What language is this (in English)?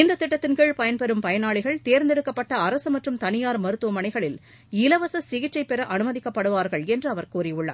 Tamil